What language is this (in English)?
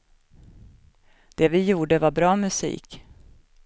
Swedish